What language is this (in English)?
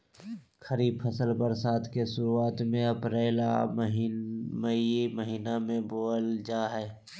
Magahi